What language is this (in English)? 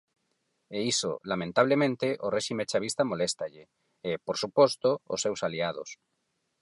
Galician